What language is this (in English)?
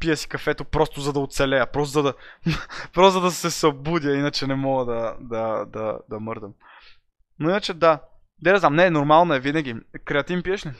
Bulgarian